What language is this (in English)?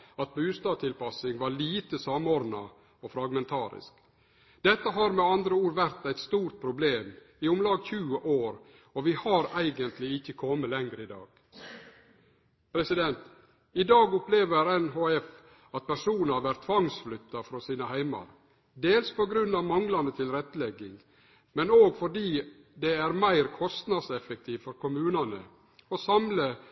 Norwegian Nynorsk